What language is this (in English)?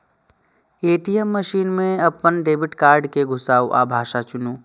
Maithili